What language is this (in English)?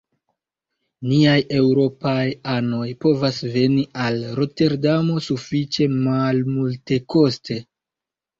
Esperanto